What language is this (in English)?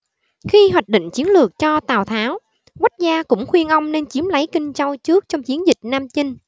Vietnamese